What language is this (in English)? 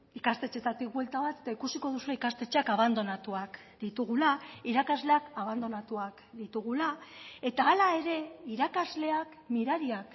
Basque